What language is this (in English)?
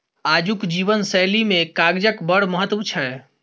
Maithili